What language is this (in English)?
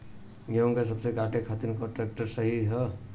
Bhojpuri